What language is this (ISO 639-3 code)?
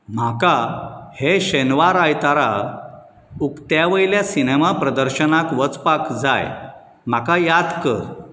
kok